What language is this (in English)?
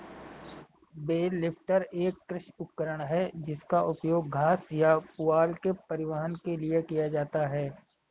Hindi